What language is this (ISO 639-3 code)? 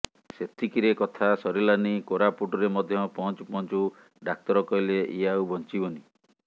ori